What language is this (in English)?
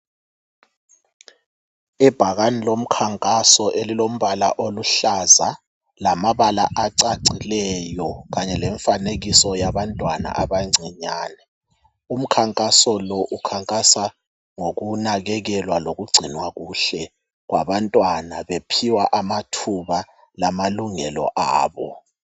North Ndebele